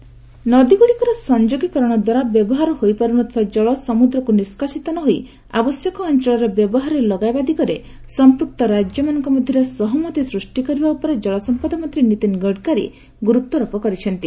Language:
Odia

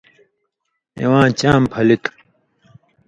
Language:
Indus Kohistani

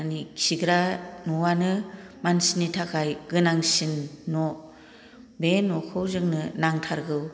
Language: Bodo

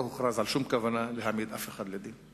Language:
Hebrew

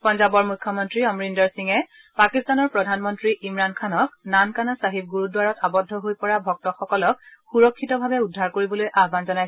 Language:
Assamese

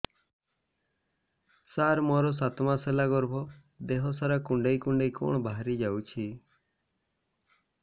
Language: Odia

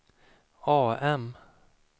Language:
Swedish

